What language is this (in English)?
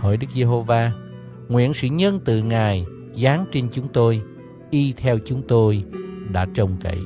Vietnamese